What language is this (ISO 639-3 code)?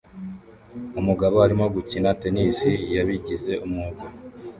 kin